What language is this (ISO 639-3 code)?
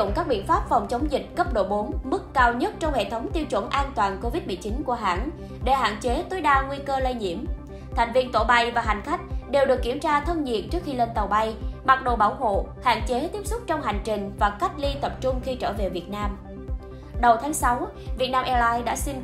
vie